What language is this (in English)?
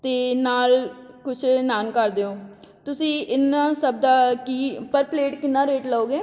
Punjabi